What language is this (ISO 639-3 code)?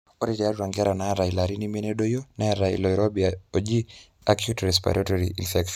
mas